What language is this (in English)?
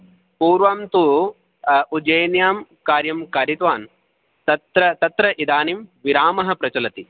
Sanskrit